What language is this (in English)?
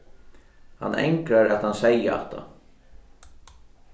Faroese